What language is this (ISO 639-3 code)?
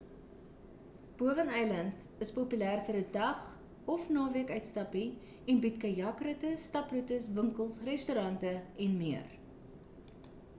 afr